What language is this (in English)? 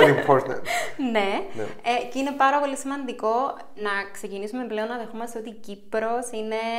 Greek